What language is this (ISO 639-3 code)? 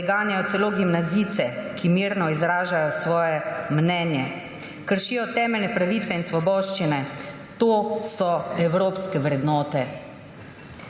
slv